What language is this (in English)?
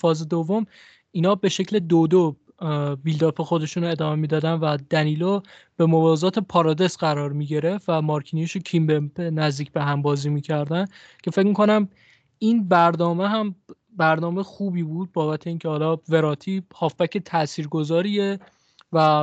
Persian